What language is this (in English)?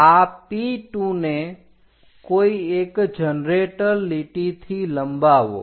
Gujarati